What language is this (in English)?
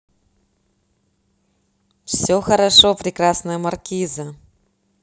Russian